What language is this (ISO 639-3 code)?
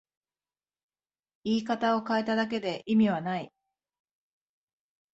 jpn